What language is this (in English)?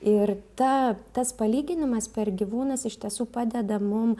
Lithuanian